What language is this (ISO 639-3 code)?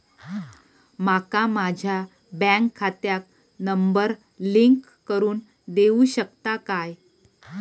mar